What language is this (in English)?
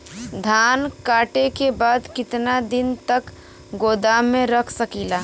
Bhojpuri